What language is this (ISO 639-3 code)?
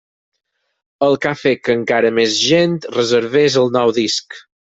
cat